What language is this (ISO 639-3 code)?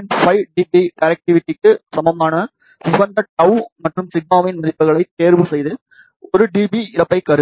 tam